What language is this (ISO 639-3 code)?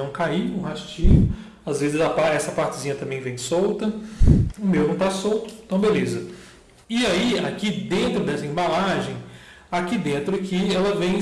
por